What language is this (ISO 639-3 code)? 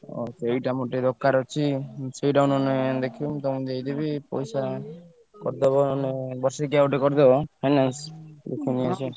ori